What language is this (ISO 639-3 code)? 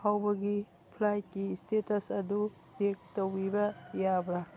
mni